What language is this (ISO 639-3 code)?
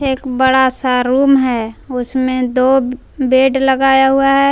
hin